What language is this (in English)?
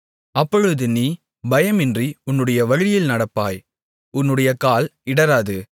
Tamil